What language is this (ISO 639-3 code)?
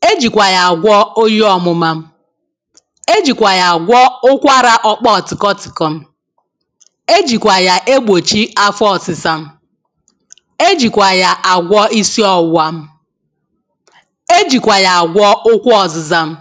ibo